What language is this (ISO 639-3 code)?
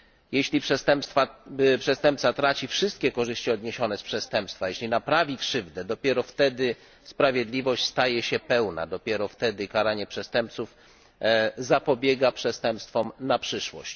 pol